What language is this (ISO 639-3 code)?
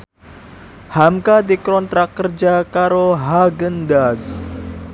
jav